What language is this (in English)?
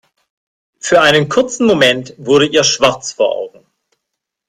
German